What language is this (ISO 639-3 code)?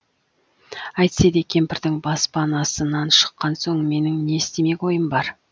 kaz